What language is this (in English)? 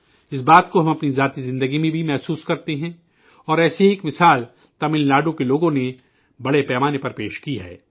Urdu